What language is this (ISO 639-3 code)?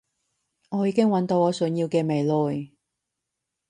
yue